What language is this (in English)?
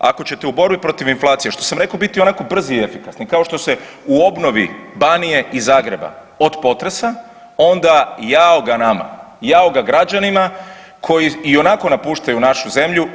Croatian